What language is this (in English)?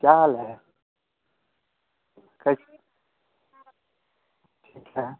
Hindi